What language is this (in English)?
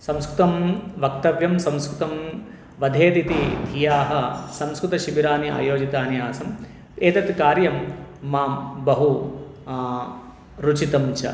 Sanskrit